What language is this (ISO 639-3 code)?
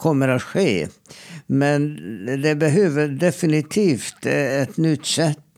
swe